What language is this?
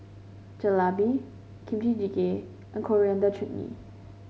English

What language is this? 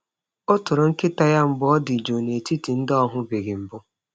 Igbo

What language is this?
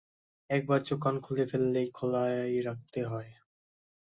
Bangla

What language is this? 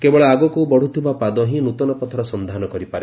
Odia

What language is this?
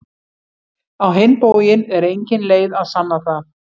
Icelandic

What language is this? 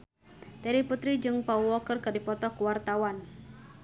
Sundanese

